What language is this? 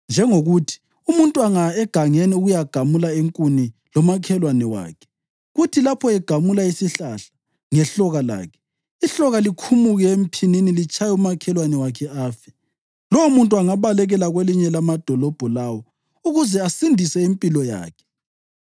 North Ndebele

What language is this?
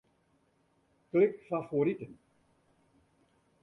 Western Frisian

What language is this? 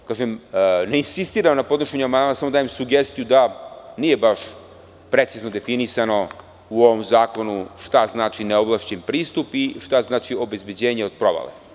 Serbian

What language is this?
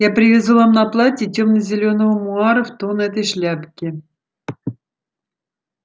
Russian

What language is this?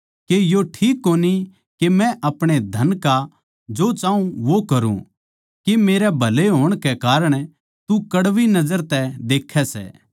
Haryanvi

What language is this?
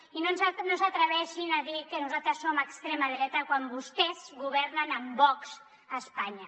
Catalan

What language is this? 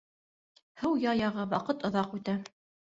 Bashkir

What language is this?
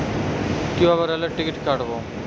Bangla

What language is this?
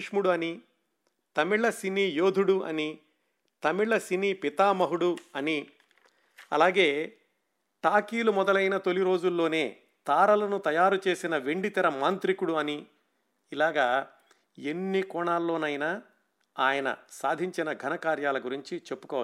Telugu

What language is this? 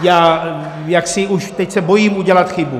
Czech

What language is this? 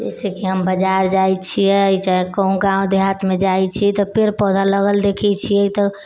Maithili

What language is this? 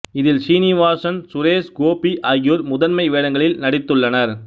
Tamil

